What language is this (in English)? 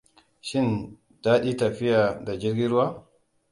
Hausa